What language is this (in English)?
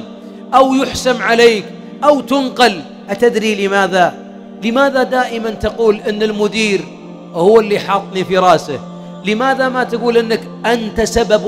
Arabic